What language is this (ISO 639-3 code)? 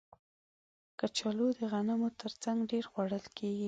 pus